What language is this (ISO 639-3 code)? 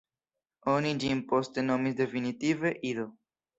epo